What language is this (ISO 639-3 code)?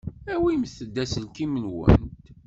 kab